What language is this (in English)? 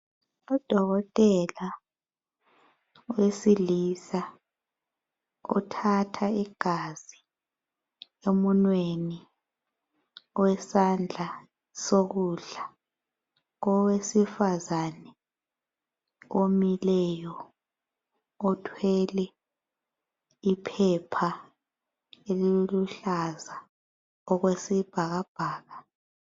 North Ndebele